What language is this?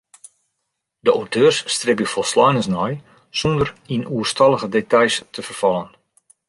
Western Frisian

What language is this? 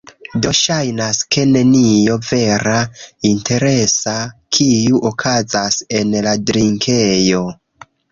Esperanto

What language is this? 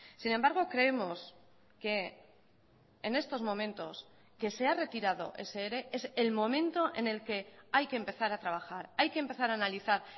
Spanish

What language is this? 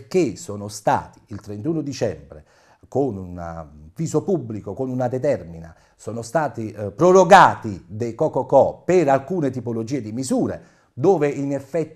Italian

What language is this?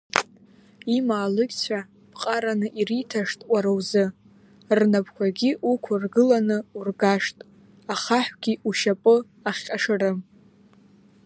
Abkhazian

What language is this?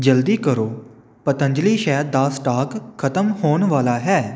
Punjabi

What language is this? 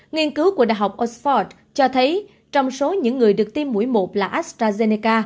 Vietnamese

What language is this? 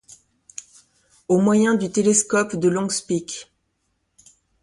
French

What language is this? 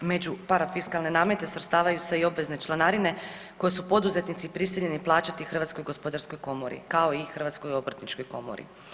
Croatian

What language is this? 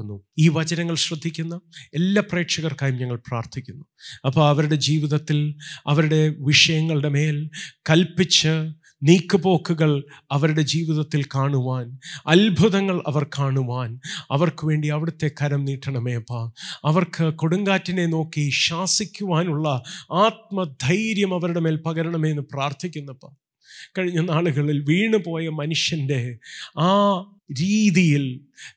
Malayalam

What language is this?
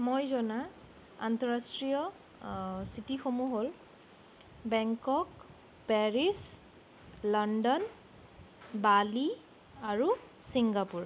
Assamese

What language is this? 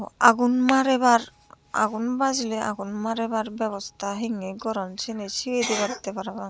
Chakma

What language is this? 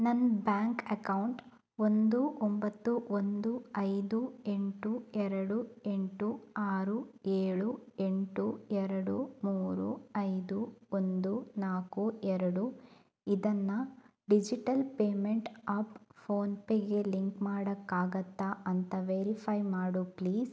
Kannada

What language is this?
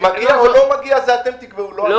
Hebrew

